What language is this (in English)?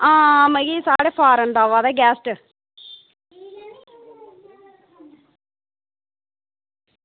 Dogri